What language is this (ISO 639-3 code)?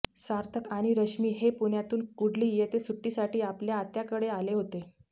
mar